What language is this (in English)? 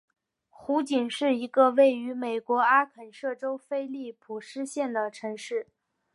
Chinese